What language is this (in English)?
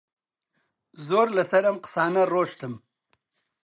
Central Kurdish